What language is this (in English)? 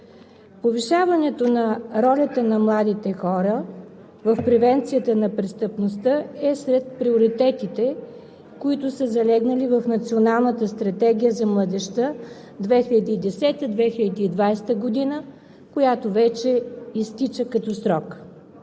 Bulgarian